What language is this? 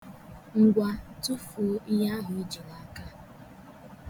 Igbo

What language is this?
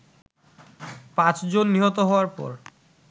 Bangla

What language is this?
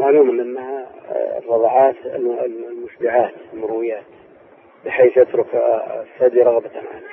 Arabic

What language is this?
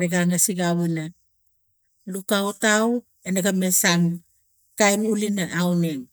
Tigak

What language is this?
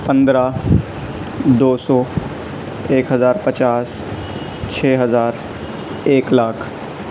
Urdu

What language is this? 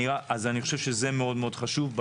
Hebrew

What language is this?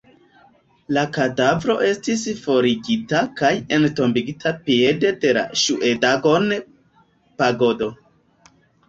Esperanto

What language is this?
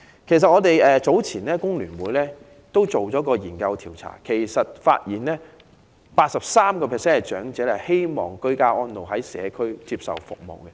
Cantonese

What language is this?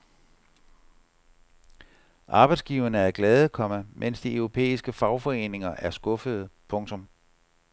Danish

